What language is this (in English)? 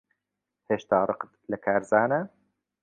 Central Kurdish